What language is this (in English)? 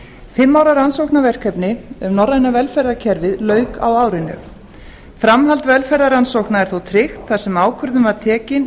Icelandic